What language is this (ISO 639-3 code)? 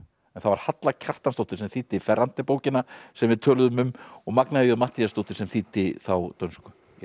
isl